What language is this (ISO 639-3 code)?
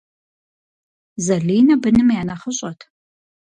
kbd